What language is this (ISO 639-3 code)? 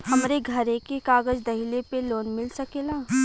bho